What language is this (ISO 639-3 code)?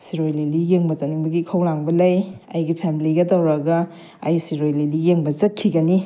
mni